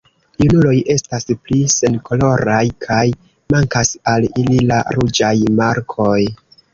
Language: Esperanto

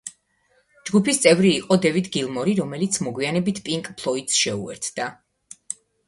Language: Georgian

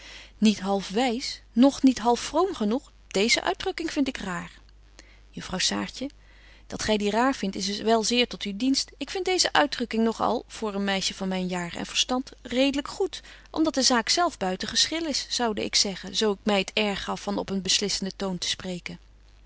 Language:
Dutch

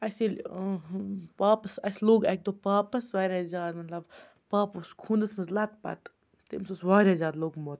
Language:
Kashmiri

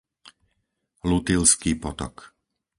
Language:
Slovak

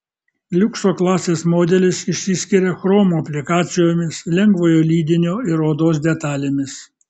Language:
Lithuanian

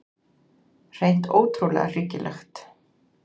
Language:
Icelandic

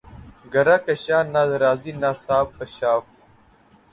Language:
Urdu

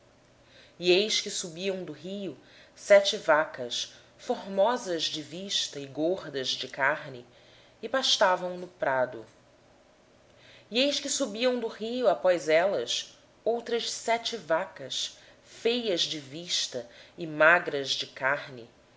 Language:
Portuguese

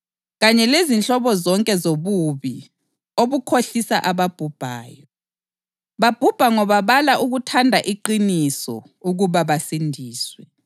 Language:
North Ndebele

